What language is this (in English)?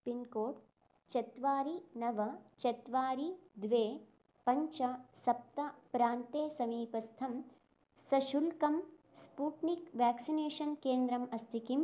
Sanskrit